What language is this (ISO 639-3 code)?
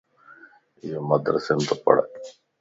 lss